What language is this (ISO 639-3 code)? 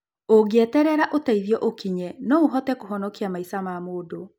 kik